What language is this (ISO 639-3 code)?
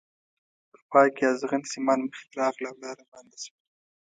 pus